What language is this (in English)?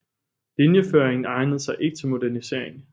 Danish